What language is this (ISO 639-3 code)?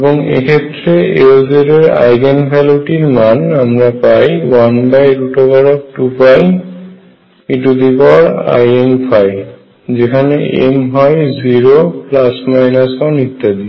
ben